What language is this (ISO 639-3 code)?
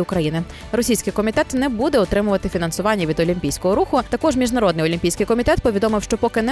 ukr